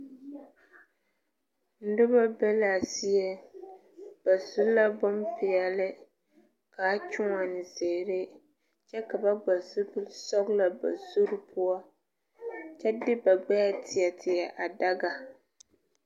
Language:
Southern Dagaare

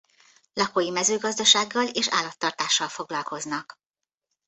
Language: Hungarian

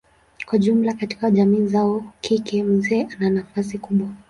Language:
Swahili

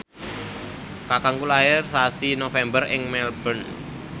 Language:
Javanese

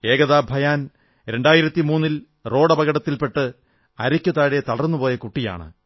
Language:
Malayalam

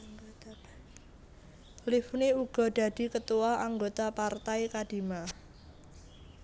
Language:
Javanese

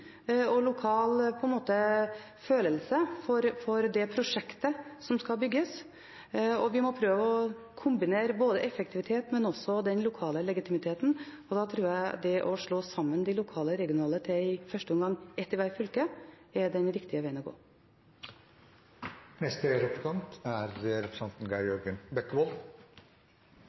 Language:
Norwegian Bokmål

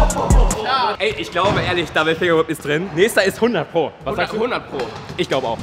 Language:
German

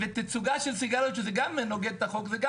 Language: Hebrew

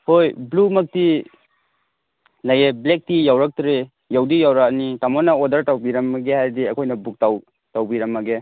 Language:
Manipuri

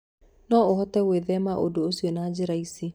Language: Kikuyu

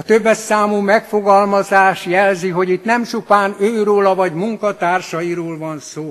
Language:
Hungarian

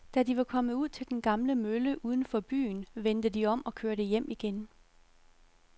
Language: Danish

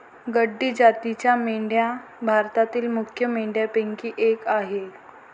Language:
Marathi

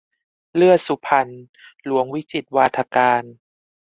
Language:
Thai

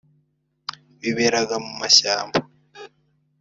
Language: Kinyarwanda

